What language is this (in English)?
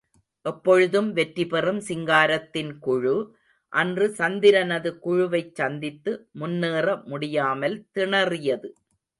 Tamil